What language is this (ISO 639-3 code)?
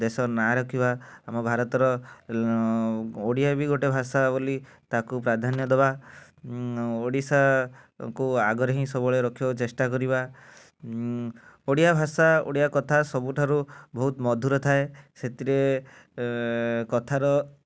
ori